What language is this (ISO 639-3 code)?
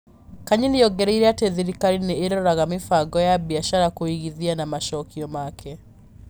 kik